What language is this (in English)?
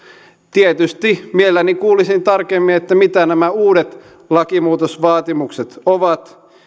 Finnish